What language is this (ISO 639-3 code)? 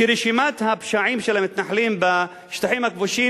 heb